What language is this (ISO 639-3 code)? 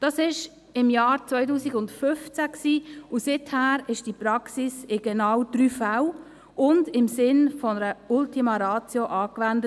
gsw